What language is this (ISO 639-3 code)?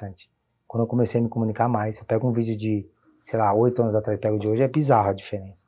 por